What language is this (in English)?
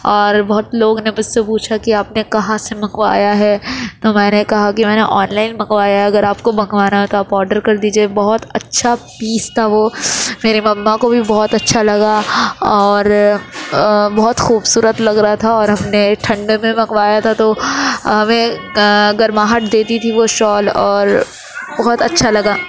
Urdu